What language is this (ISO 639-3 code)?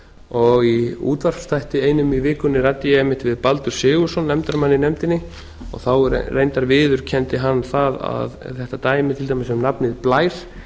isl